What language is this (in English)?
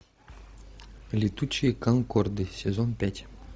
Russian